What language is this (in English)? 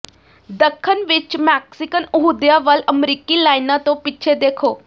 Punjabi